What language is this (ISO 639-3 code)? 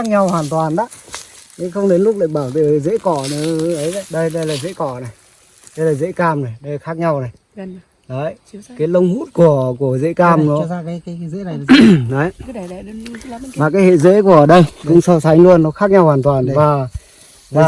vie